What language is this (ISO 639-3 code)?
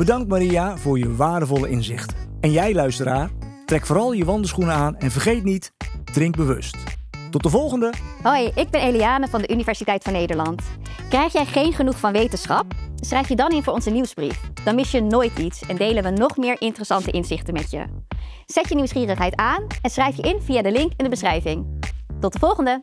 nld